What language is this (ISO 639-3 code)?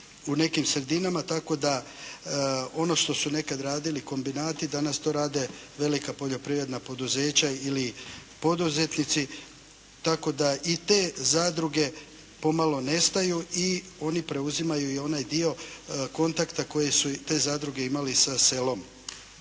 hrv